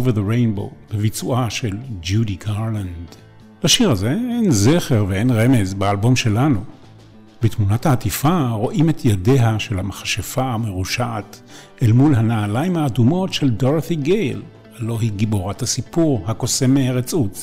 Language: Hebrew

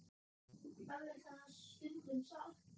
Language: Icelandic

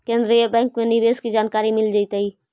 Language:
Magahi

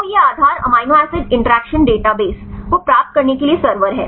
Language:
Hindi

